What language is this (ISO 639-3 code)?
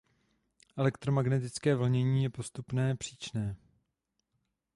ces